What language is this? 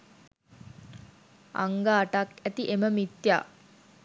Sinhala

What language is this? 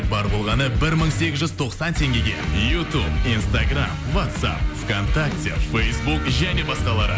Kazakh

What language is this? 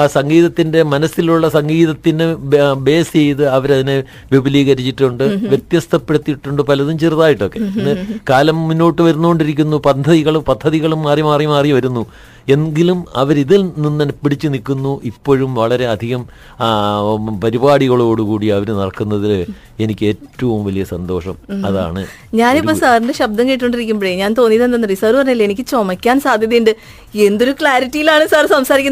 Malayalam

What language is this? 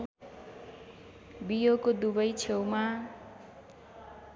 Nepali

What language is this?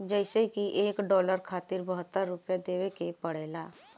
Bhojpuri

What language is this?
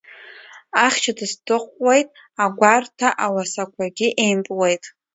Abkhazian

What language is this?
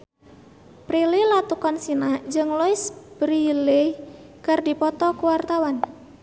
Sundanese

